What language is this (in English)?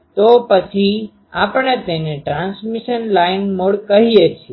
Gujarati